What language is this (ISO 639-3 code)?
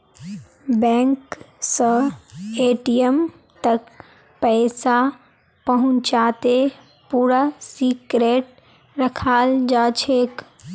mag